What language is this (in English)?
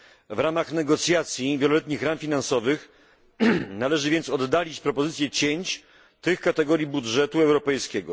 Polish